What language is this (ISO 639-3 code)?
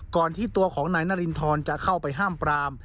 tha